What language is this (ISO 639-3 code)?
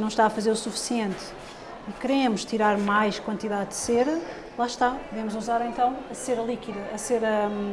por